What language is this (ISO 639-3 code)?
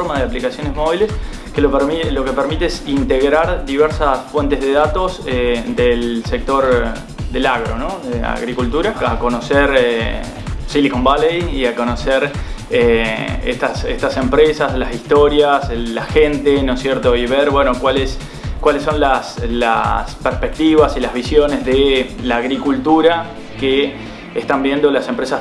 spa